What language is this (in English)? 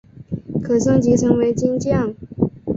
Chinese